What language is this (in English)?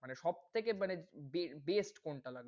Bangla